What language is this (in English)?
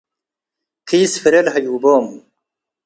Tigre